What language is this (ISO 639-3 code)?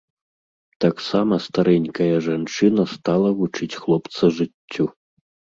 bel